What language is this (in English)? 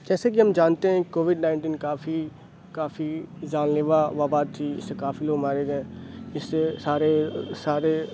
Urdu